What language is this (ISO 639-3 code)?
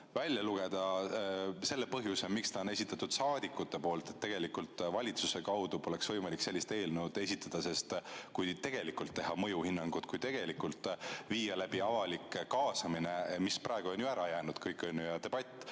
est